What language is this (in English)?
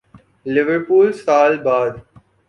Urdu